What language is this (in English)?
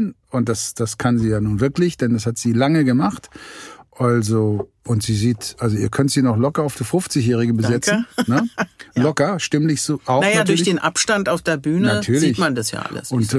German